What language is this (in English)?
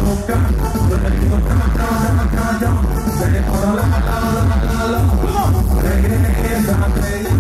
Spanish